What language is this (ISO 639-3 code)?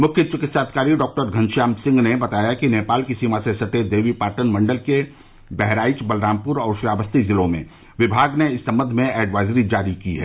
hin